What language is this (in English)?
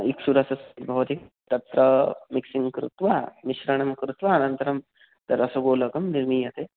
Sanskrit